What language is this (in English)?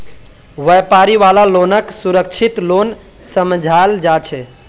Magahi